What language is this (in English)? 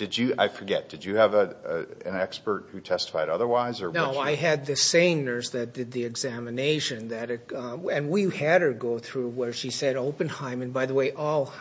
English